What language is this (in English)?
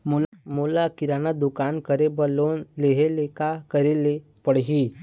Chhattisgarhi